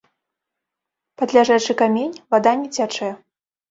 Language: Belarusian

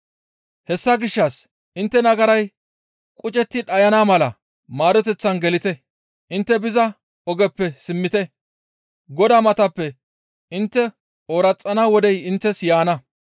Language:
Gamo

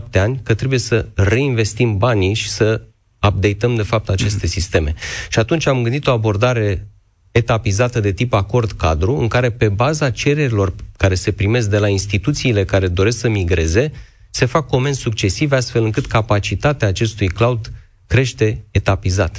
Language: Romanian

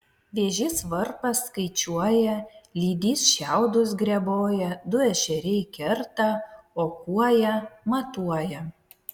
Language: Lithuanian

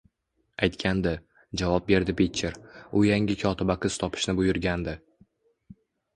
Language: Uzbek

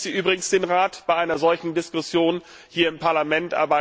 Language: German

